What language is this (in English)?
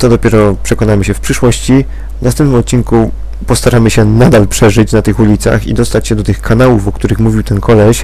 Polish